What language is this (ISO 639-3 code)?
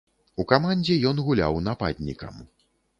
bel